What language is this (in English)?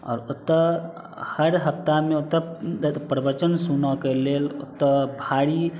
Maithili